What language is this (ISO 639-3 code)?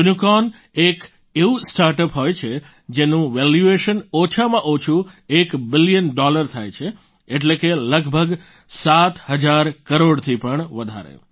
guj